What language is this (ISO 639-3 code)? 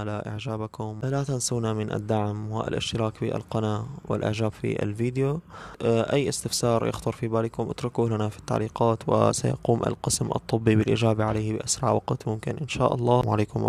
ara